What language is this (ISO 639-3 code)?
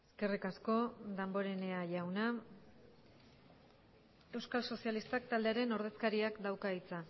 eus